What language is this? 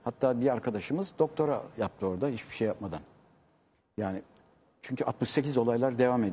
Turkish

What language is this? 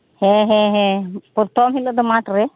Santali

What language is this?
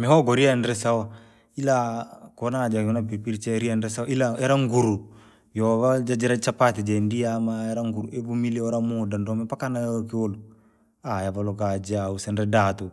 Langi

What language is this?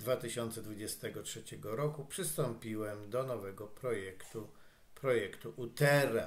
Polish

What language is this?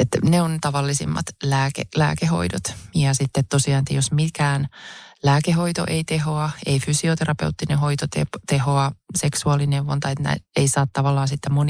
Finnish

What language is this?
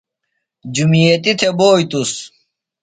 Phalura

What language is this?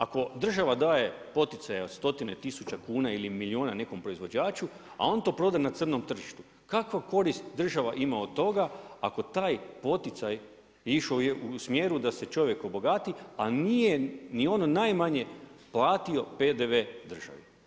Croatian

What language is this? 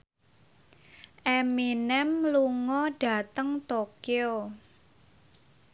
Javanese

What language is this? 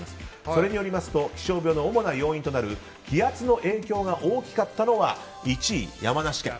Japanese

